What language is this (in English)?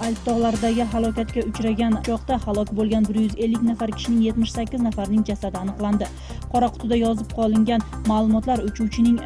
Russian